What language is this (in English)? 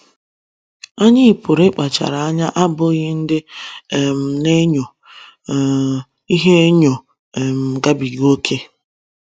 Igbo